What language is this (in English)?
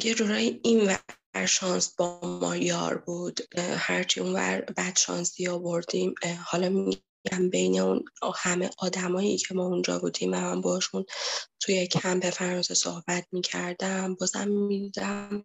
Persian